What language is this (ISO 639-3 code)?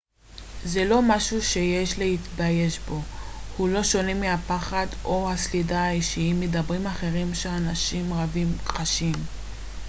heb